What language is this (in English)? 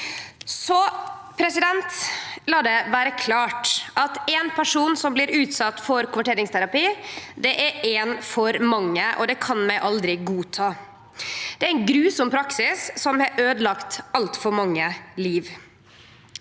Norwegian